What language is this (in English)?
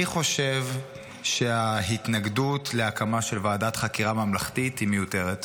Hebrew